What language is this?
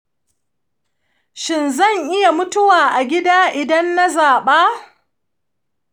Hausa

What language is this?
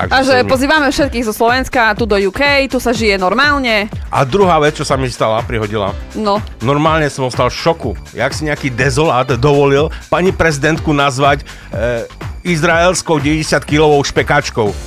Slovak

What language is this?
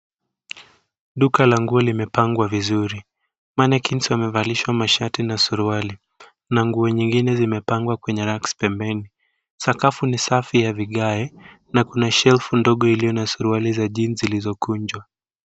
Swahili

